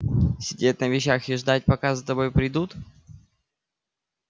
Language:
Russian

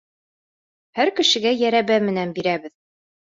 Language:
Bashkir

